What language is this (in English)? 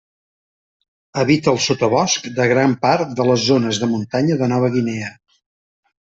Catalan